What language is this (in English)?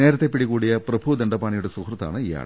Malayalam